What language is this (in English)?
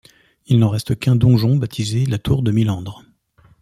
French